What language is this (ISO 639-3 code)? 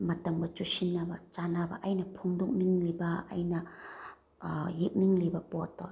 mni